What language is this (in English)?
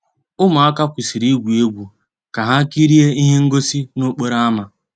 Igbo